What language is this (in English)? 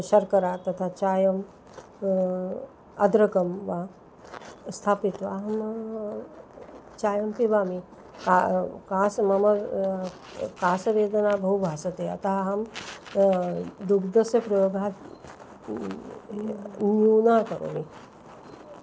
Sanskrit